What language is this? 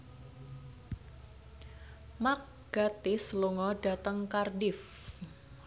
Javanese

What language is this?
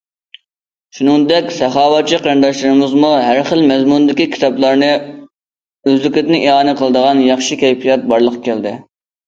Uyghur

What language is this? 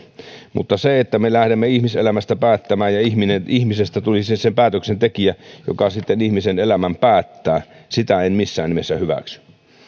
Finnish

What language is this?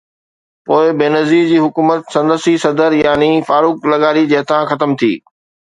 Sindhi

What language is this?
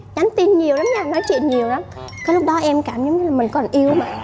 Vietnamese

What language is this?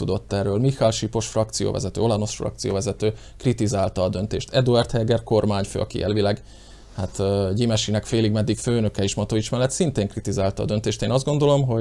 Hungarian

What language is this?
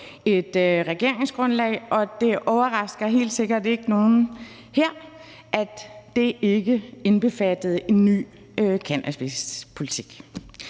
Danish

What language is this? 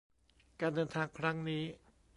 Thai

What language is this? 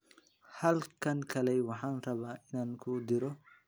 Somali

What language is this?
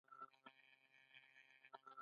Pashto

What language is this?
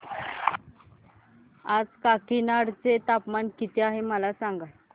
Marathi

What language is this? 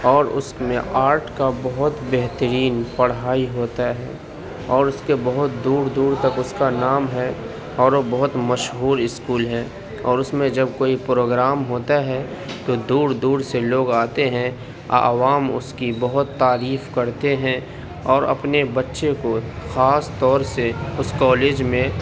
Urdu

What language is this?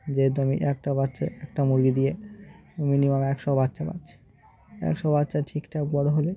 Bangla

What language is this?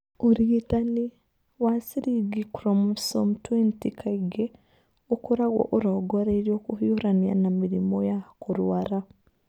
Kikuyu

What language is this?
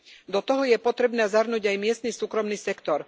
Slovak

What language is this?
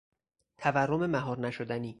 Persian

